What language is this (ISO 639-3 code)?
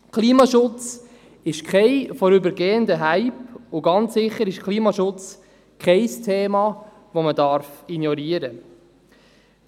gsw